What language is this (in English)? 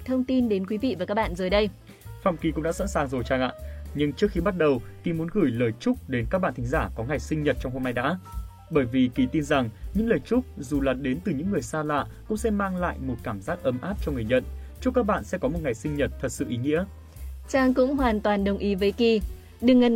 Vietnamese